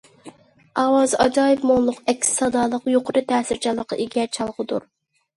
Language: Uyghur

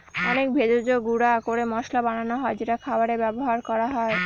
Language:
Bangla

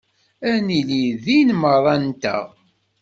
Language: Kabyle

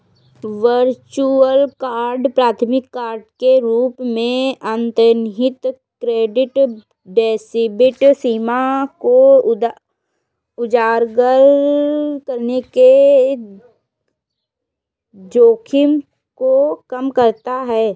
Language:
Hindi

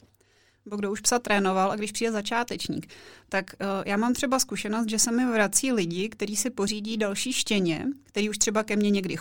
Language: Czech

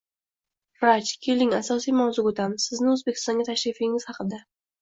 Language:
Uzbek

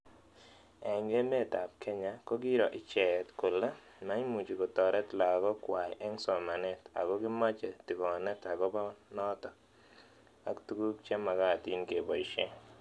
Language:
Kalenjin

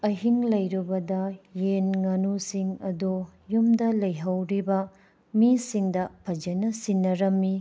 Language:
Manipuri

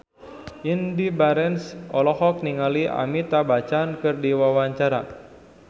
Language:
Sundanese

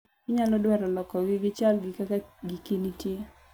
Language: Luo (Kenya and Tanzania)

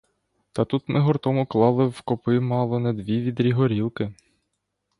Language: Ukrainian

